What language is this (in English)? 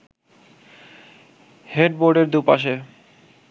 Bangla